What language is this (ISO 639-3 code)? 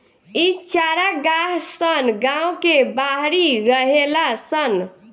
bho